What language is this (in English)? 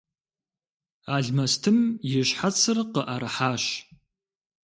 Kabardian